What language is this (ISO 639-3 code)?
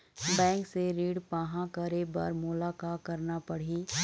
hne